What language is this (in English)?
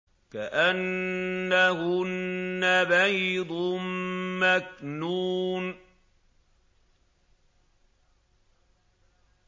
Arabic